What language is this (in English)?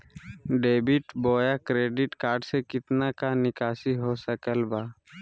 Magahi